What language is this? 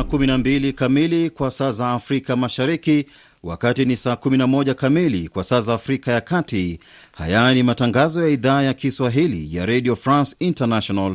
Swahili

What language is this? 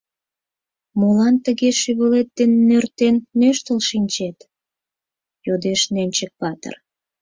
Mari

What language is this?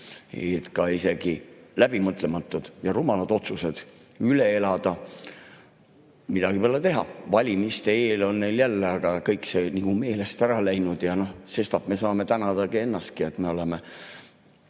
Estonian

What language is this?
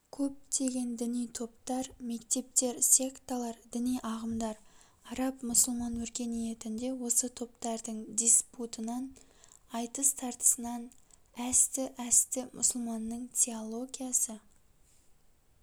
Kazakh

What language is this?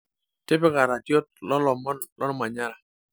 Masai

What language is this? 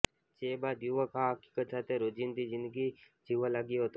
Gujarati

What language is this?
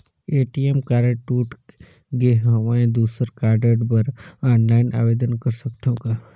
Chhattisgarhi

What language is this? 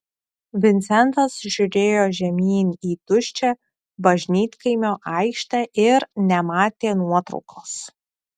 Lithuanian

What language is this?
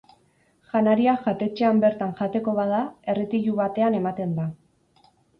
Basque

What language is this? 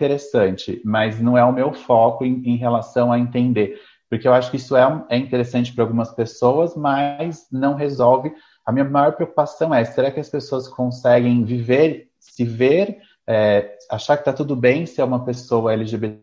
Portuguese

